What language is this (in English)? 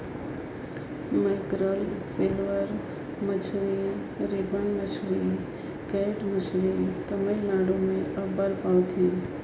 Chhattisgarhi